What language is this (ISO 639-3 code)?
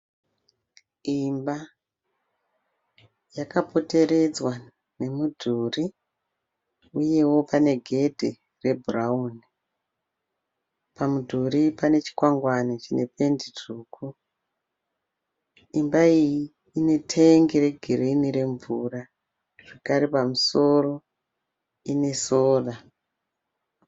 sna